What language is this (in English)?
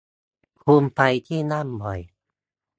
Thai